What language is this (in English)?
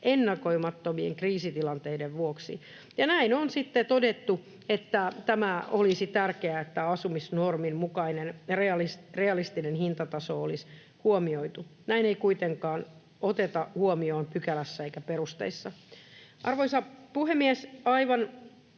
Finnish